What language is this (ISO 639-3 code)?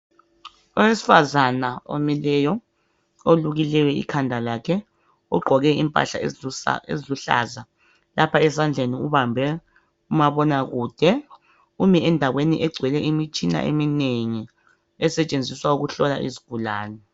nde